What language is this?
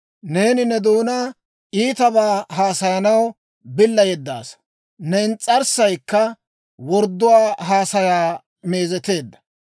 Dawro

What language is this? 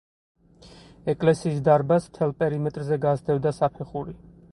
Georgian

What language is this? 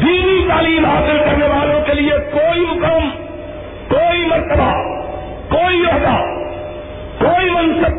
Urdu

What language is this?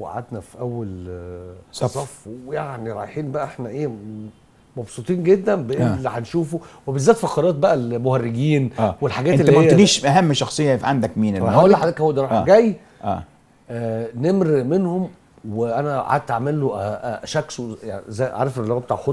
Arabic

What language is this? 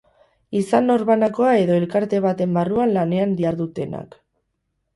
Basque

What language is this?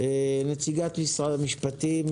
Hebrew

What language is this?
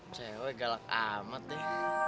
Indonesian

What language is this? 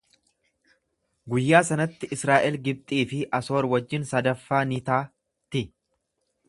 Oromo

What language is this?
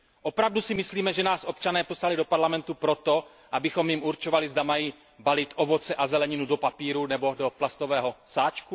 Czech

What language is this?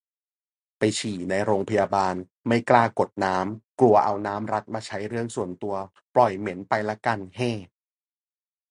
Thai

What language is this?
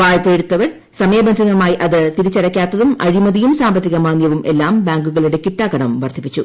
Malayalam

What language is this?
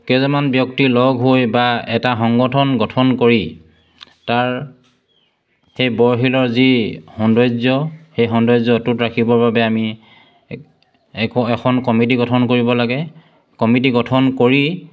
Assamese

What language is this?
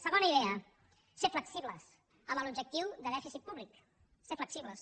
Catalan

